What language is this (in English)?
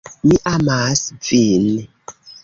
Esperanto